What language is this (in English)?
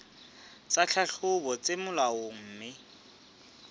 Southern Sotho